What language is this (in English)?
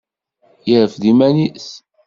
Kabyle